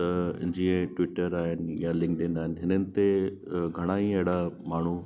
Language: Sindhi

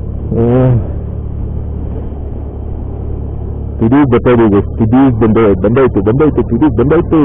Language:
Turkish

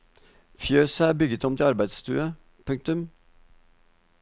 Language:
Norwegian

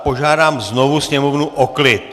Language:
Czech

